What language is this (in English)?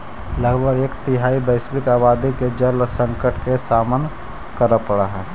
Magahi